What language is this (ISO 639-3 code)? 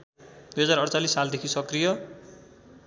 nep